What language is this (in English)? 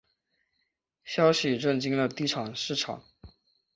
Chinese